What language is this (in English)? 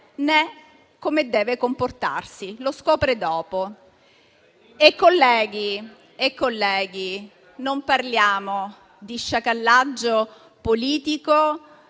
Italian